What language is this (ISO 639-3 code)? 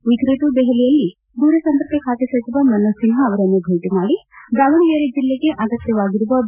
kan